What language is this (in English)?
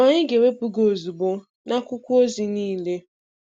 Igbo